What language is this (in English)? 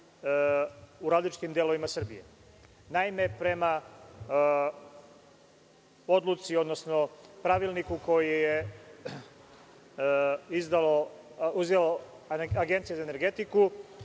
Serbian